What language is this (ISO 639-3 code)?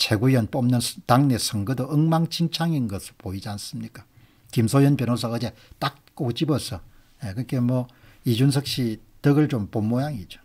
kor